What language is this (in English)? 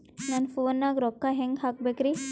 Kannada